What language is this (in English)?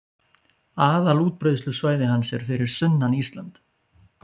Icelandic